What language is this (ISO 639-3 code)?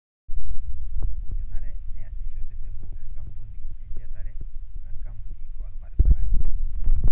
mas